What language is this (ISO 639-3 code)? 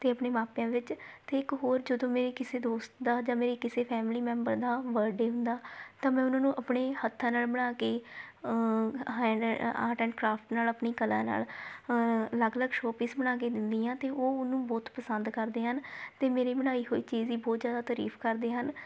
pan